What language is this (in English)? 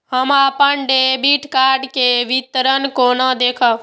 Maithili